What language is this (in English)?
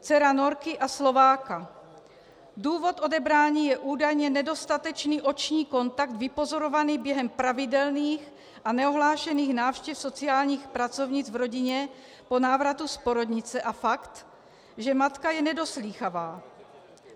Czech